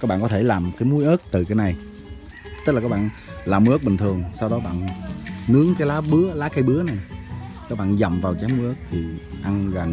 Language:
Vietnamese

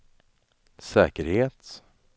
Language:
Swedish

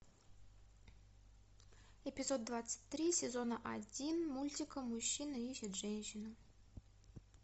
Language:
Russian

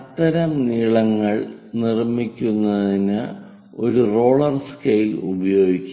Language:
Malayalam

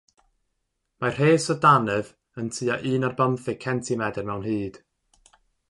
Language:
Welsh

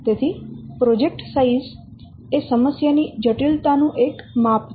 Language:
Gujarati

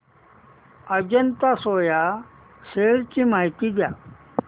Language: Marathi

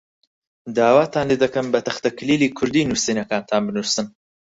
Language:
Central Kurdish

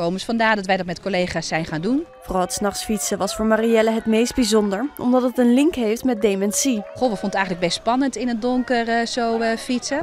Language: Dutch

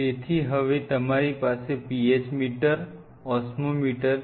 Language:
Gujarati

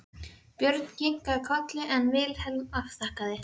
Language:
Icelandic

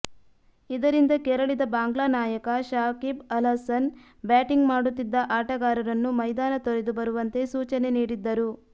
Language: Kannada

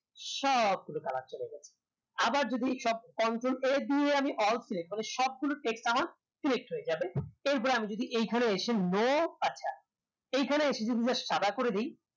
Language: Bangla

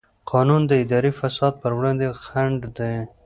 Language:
Pashto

